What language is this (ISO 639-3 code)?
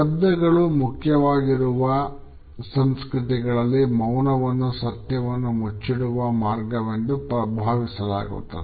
kan